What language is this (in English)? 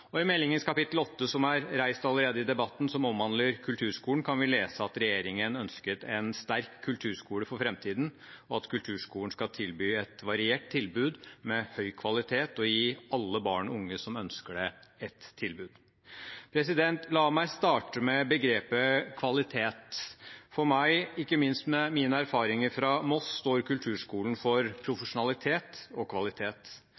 Norwegian Bokmål